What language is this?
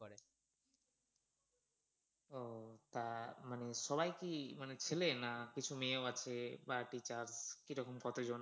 Bangla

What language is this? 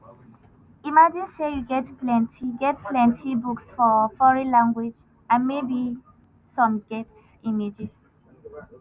Nigerian Pidgin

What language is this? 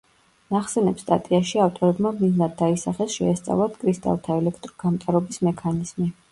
Georgian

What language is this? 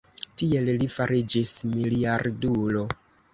Esperanto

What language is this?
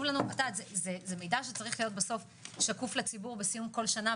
Hebrew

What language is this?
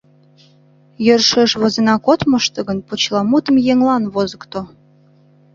Mari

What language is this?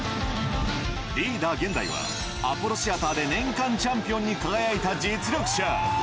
Japanese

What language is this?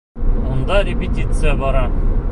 Bashkir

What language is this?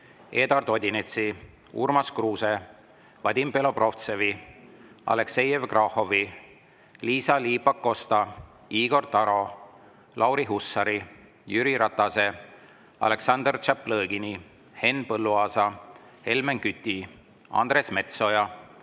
Estonian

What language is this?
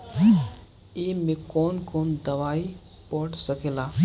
Bhojpuri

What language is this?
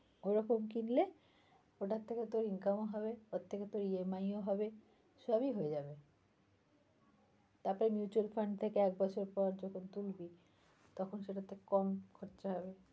Bangla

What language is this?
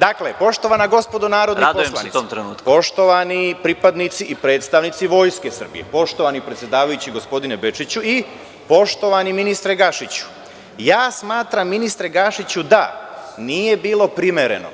Serbian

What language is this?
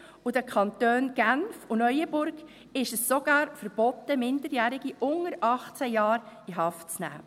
Swiss German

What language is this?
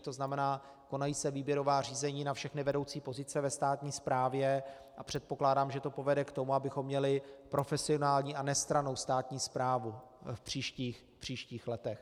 Czech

